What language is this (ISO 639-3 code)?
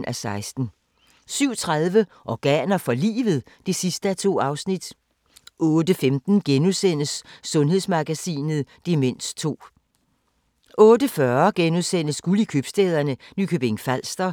dan